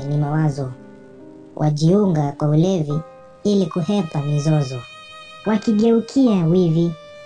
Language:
Swahili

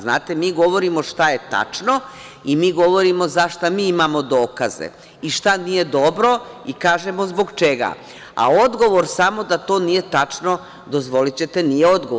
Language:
Serbian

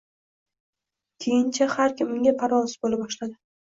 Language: Uzbek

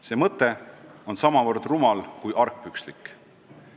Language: Estonian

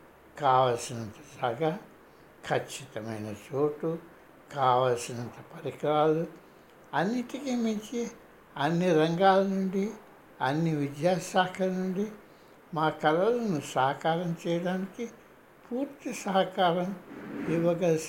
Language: Telugu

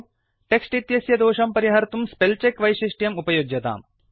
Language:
Sanskrit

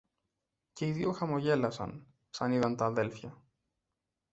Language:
Greek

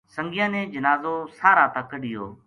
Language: Gujari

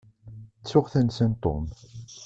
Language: Kabyle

